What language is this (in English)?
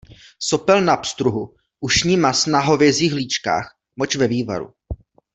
Czech